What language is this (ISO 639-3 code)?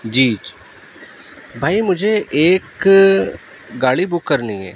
urd